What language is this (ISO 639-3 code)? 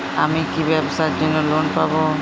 ben